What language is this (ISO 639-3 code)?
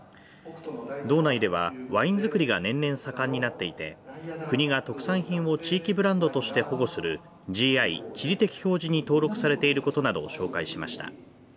jpn